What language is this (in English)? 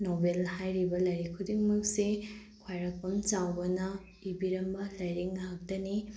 Manipuri